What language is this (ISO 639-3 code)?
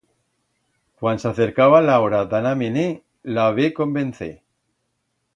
arg